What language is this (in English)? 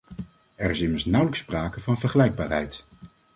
Dutch